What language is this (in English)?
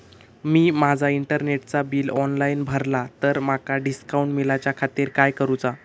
Marathi